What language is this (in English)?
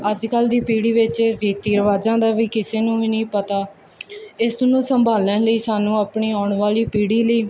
Punjabi